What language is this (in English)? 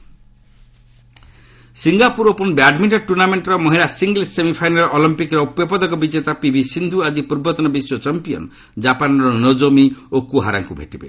Odia